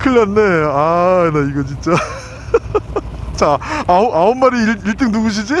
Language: Korean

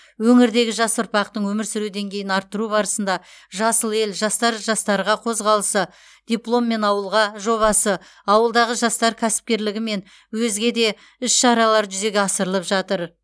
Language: Kazakh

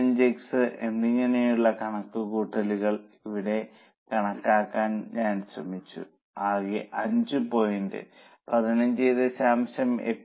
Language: Malayalam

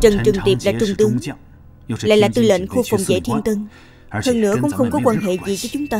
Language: Vietnamese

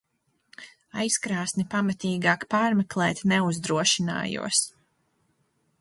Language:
Latvian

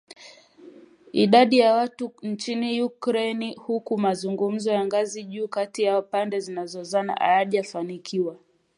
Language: Swahili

